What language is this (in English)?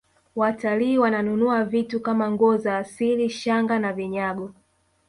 Swahili